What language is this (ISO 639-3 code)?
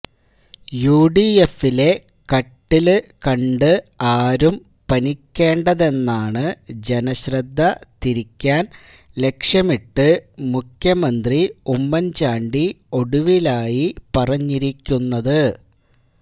mal